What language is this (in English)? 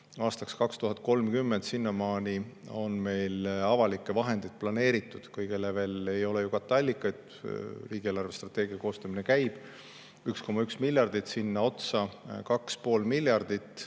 Estonian